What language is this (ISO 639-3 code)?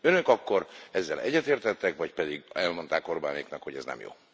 hun